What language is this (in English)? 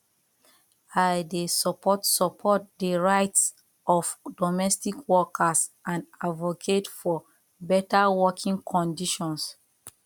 Nigerian Pidgin